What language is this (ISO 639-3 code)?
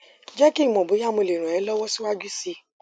yor